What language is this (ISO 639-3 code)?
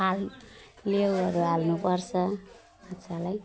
nep